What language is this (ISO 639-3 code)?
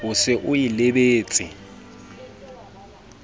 sot